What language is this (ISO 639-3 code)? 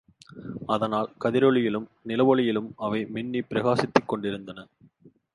tam